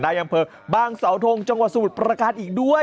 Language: Thai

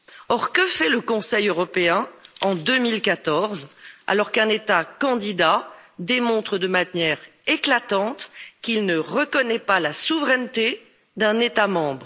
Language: French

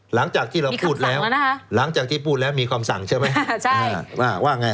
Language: Thai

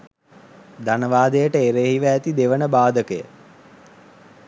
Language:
Sinhala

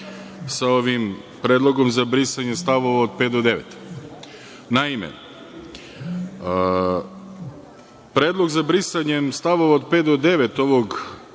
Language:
Serbian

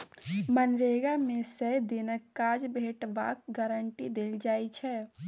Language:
Maithili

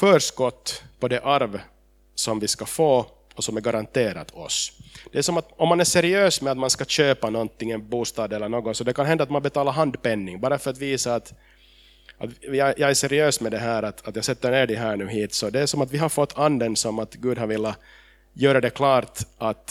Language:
Swedish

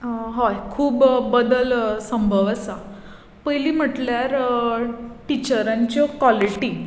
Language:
Konkani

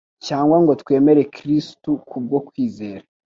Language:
Kinyarwanda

